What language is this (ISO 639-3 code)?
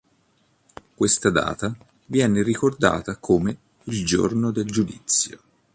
ita